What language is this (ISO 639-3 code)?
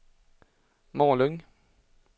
swe